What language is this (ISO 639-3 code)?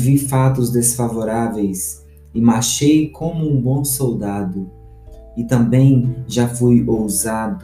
por